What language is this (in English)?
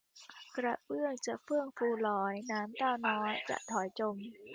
Thai